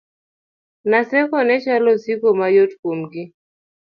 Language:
Luo (Kenya and Tanzania)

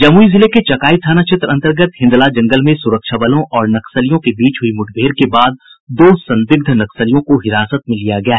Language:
Hindi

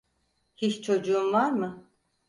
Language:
Turkish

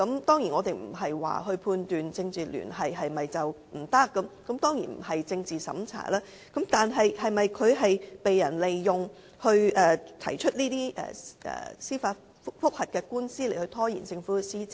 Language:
Cantonese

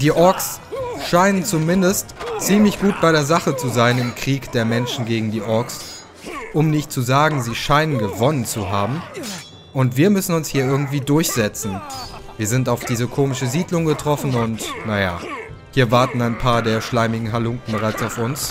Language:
German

